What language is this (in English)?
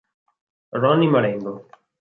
Italian